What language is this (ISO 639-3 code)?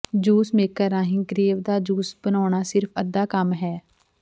pan